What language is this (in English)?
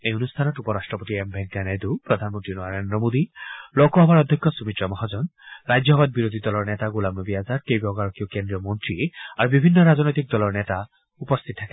Assamese